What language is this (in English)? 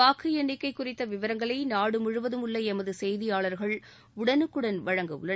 Tamil